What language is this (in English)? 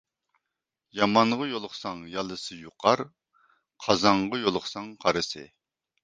Uyghur